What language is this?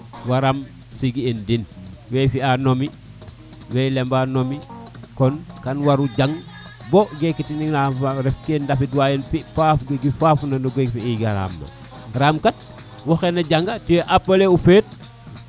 Serer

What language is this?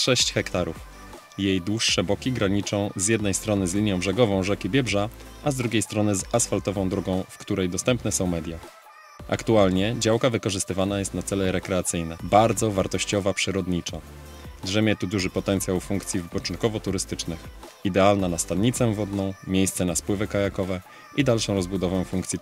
Polish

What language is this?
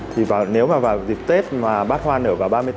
Vietnamese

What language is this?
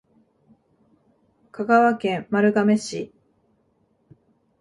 Japanese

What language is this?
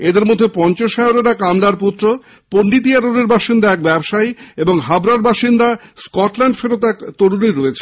Bangla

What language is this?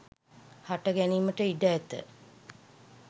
Sinhala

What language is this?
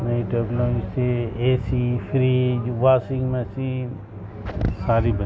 Urdu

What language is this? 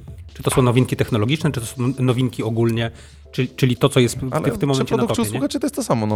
Polish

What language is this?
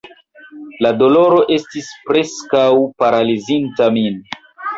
Esperanto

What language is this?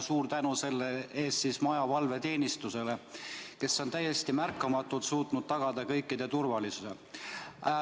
Estonian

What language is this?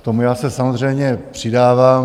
Czech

